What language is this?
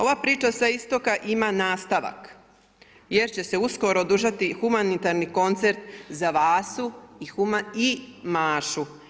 Croatian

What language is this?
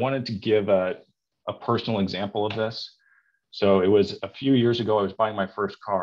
English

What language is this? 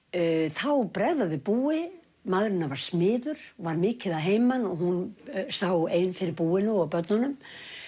Icelandic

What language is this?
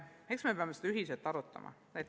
Estonian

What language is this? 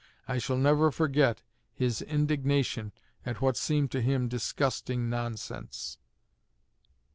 English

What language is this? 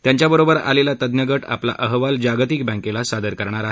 Marathi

